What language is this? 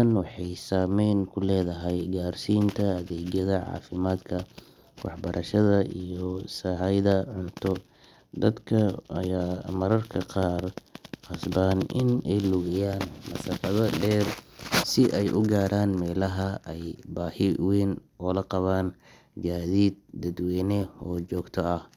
Somali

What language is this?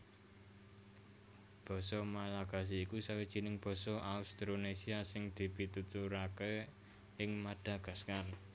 Javanese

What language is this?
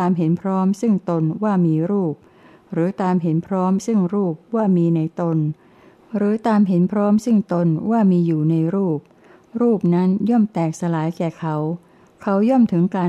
Thai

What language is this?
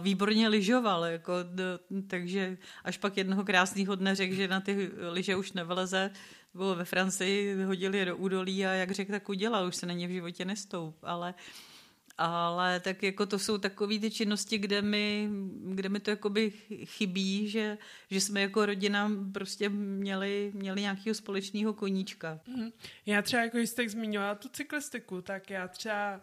Czech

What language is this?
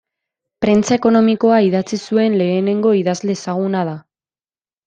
Basque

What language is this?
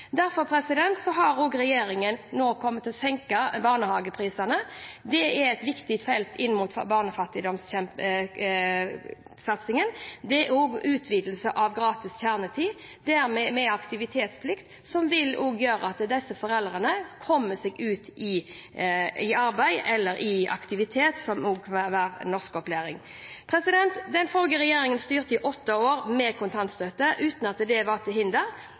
Norwegian Bokmål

